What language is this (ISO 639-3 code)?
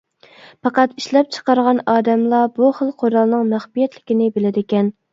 uig